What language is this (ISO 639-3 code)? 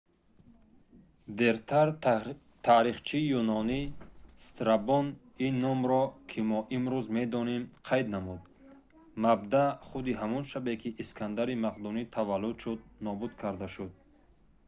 tgk